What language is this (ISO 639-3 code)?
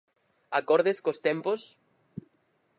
glg